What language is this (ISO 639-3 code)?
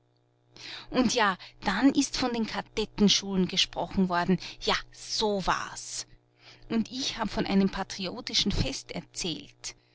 deu